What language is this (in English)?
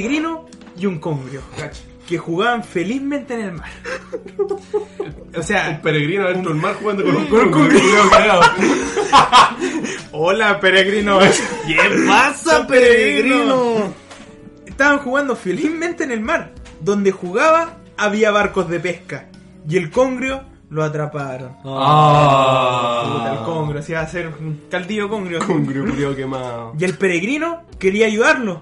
Spanish